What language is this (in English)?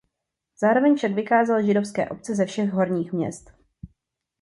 Czech